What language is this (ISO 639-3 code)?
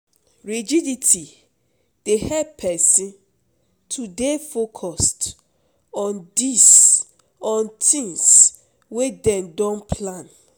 pcm